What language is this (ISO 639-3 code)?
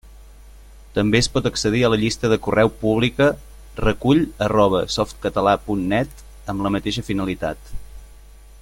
cat